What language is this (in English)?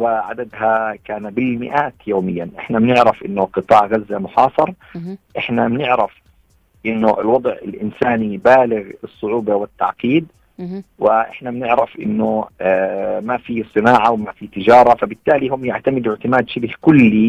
Arabic